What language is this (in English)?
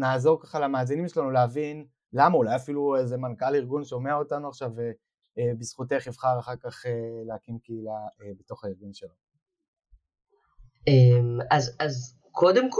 Hebrew